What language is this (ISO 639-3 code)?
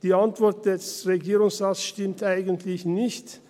gsw